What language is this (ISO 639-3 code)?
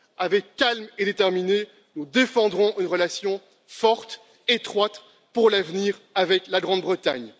fra